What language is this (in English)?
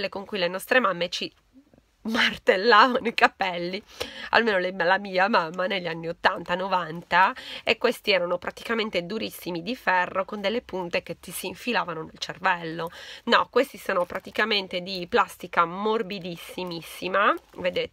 Italian